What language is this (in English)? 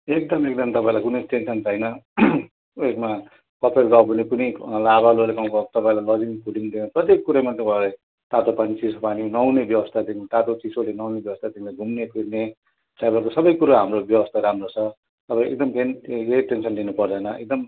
Nepali